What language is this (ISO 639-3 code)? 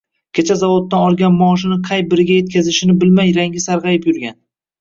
uzb